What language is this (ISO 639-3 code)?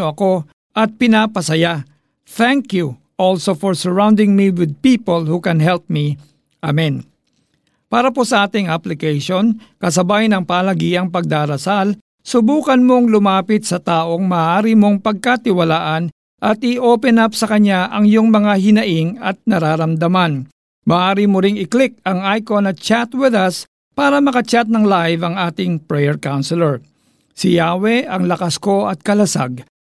fil